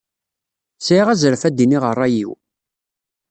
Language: Kabyle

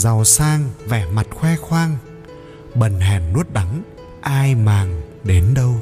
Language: Vietnamese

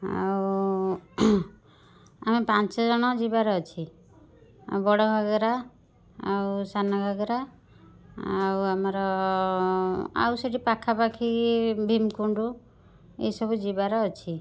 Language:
Odia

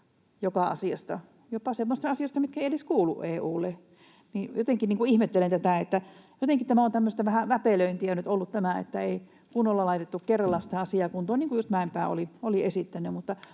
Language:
Finnish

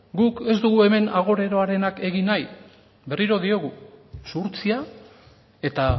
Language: Basque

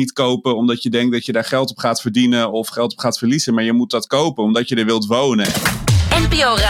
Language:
Dutch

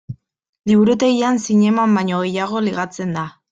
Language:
Basque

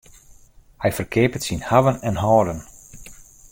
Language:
Western Frisian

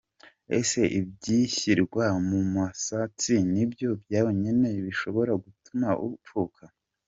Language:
Kinyarwanda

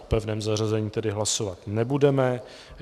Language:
Czech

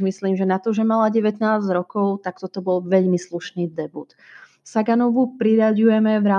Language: Slovak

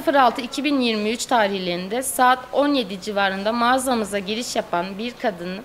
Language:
Turkish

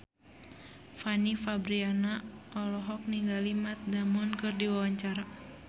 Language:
Sundanese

